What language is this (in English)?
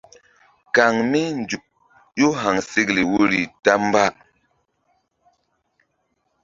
Mbum